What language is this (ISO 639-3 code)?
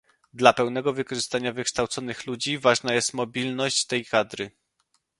pol